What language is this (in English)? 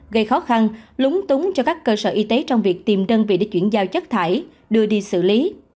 Vietnamese